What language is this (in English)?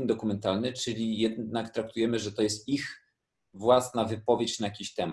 Polish